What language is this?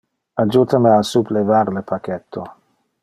Interlingua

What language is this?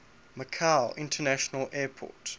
English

